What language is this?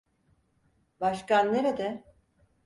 Turkish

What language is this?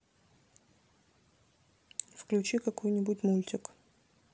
Russian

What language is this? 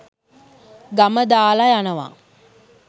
Sinhala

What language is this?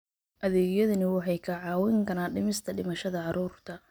Somali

